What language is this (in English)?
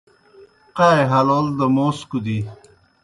Kohistani Shina